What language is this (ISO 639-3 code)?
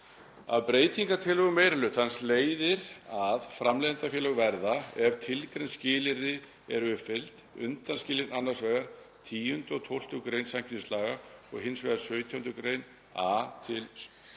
isl